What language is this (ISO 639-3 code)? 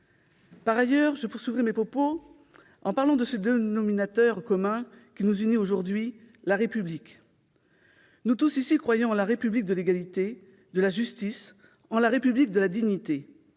fra